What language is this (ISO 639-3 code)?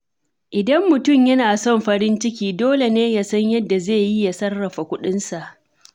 hau